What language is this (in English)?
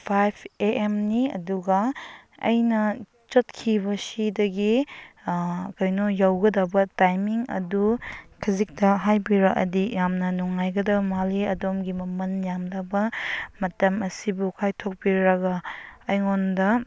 Manipuri